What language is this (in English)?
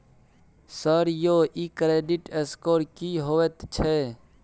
Maithili